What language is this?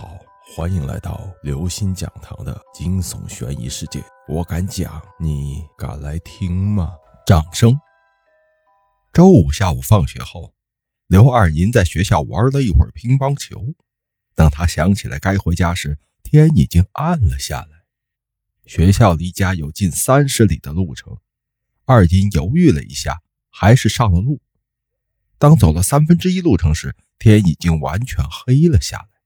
Chinese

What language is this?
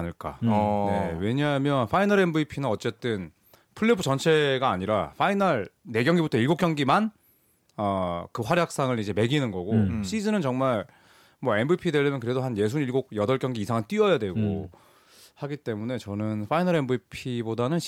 Korean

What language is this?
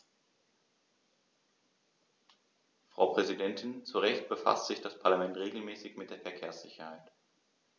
German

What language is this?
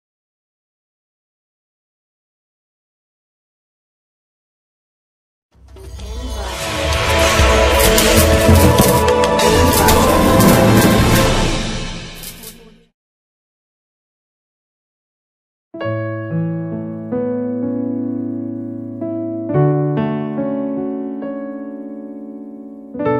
Malay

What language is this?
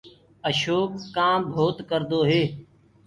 Gurgula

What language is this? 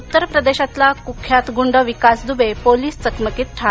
Marathi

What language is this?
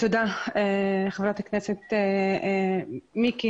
Hebrew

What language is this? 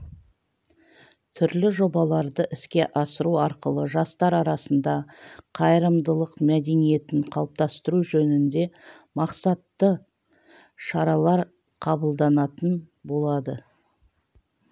Kazakh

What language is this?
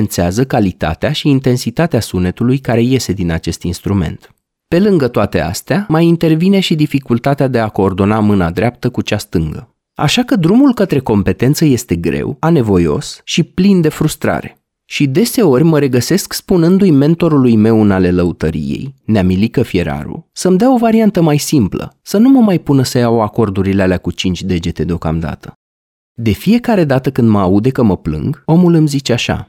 Romanian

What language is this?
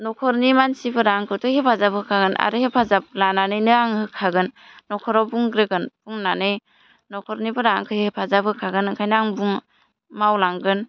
Bodo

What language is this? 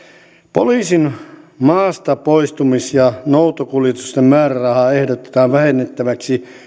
Finnish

